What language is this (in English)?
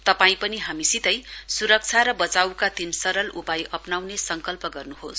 Nepali